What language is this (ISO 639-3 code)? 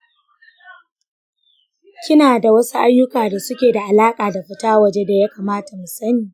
hau